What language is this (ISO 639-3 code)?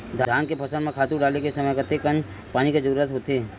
hne